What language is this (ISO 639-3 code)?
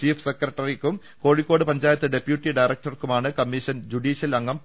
mal